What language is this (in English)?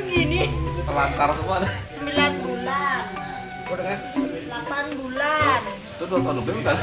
Indonesian